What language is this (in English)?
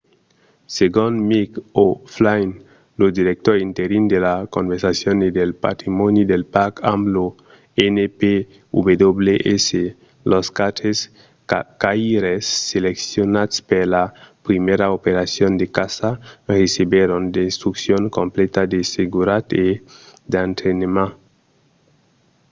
Occitan